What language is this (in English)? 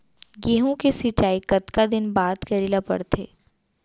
Chhattisgarhi